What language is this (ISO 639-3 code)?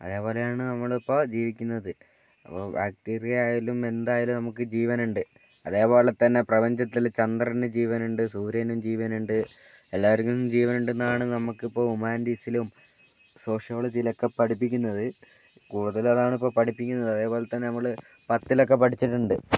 mal